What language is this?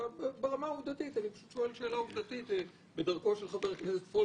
Hebrew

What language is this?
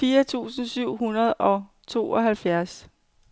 Danish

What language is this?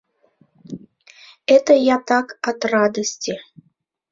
Mari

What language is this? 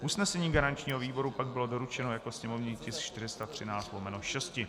Czech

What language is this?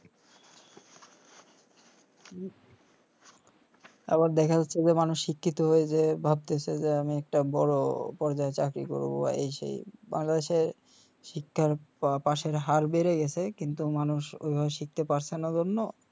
Bangla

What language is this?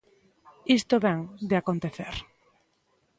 Galician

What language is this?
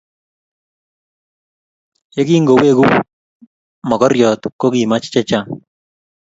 Kalenjin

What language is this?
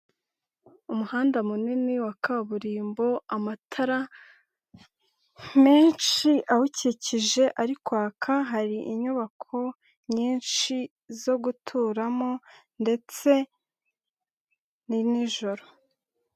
Kinyarwanda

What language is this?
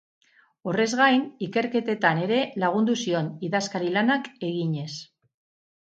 Basque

